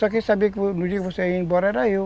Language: Portuguese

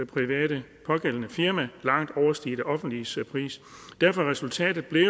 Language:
Danish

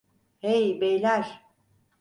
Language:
Turkish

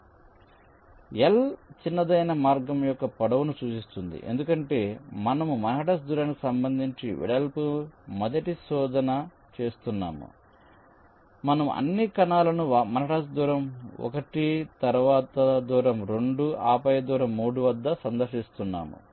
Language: Telugu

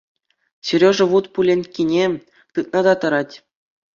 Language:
Chuvash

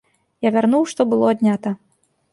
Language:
Belarusian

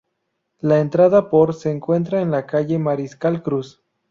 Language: Spanish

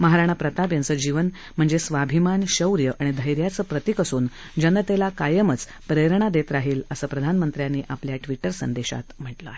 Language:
Marathi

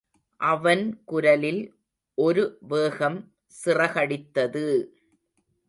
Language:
Tamil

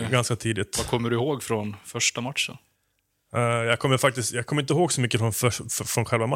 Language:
Swedish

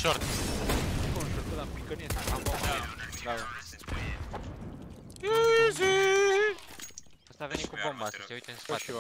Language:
Romanian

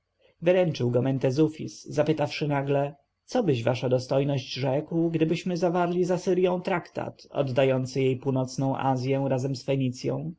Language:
Polish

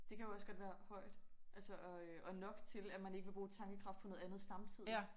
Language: Danish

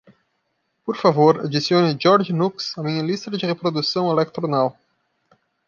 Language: Portuguese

